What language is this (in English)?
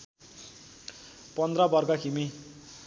Nepali